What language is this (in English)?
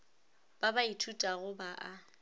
Northern Sotho